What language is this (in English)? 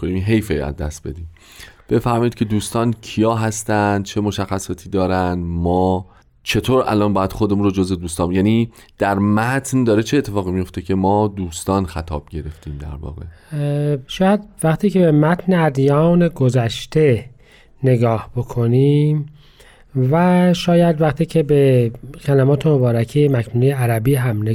Persian